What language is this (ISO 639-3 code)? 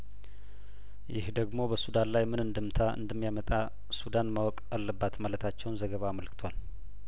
amh